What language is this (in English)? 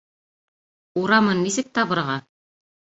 Bashkir